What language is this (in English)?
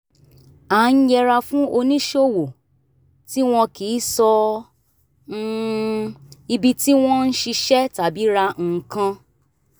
Yoruba